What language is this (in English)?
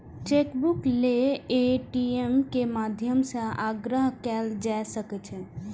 Maithili